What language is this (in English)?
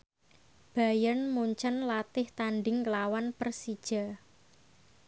Javanese